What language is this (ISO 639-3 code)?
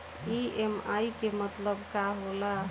bho